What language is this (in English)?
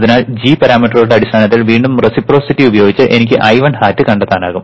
Malayalam